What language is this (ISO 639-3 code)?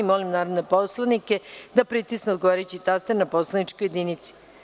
srp